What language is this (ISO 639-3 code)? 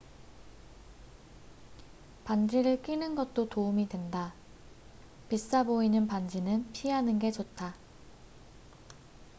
kor